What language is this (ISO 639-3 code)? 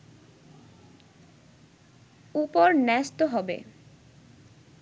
ben